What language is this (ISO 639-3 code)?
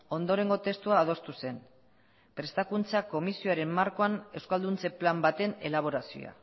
eus